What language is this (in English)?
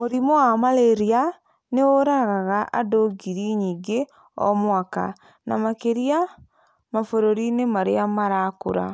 Kikuyu